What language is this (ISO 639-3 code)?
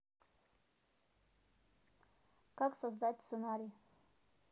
rus